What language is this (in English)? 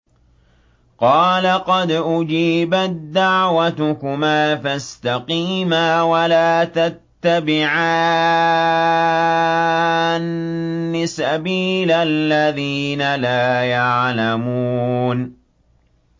Arabic